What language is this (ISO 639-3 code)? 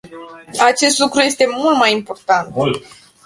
ron